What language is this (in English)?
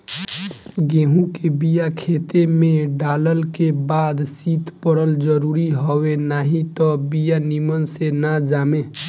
Bhojpuri